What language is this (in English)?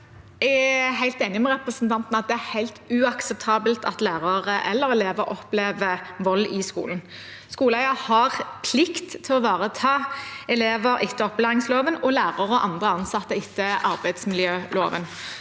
Norwegian